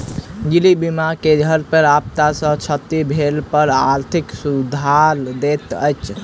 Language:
Maithili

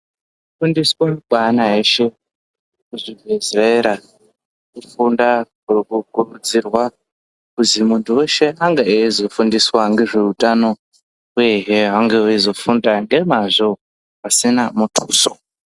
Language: Ndau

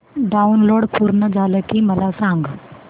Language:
Marathi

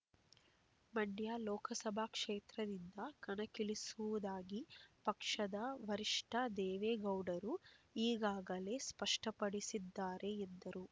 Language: Kannada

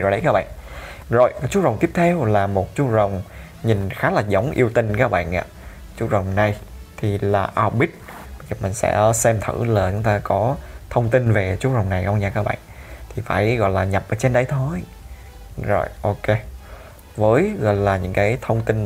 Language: Vietnamese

